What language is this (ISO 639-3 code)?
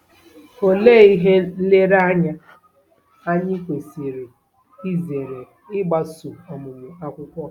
ibo